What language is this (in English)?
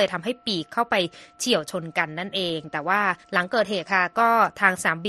Thai